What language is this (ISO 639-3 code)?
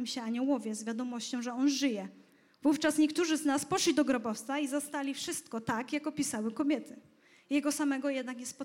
pol